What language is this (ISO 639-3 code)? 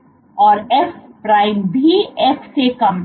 hin